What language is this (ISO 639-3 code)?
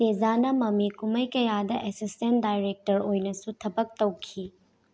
mni